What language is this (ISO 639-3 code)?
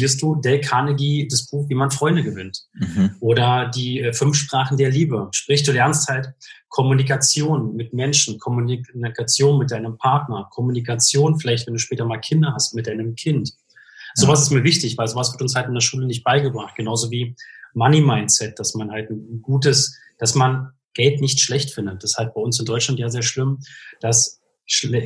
deu